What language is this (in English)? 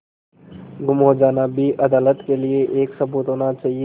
Hindi